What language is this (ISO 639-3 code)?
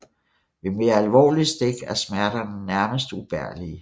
dan